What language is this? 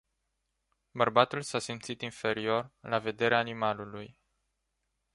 Romanian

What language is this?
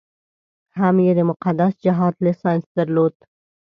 Pashto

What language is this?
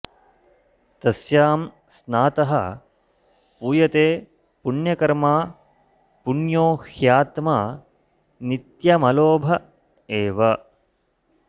Sanskrit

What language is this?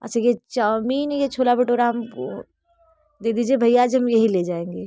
Hindi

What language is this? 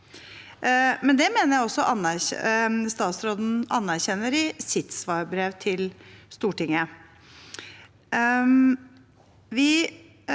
Norwegian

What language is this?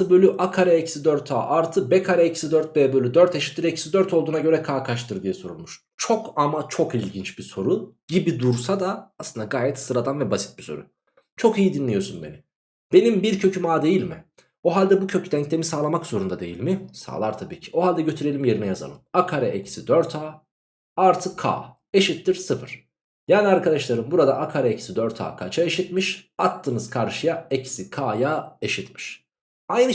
Turkish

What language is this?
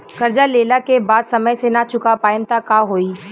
Bhojpuri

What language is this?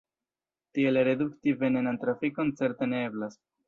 Esperanto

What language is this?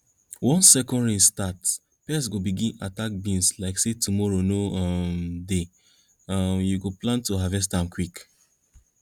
Nigerian Pidgin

